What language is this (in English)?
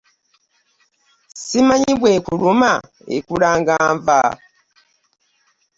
Ganda